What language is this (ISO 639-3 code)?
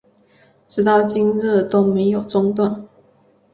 zho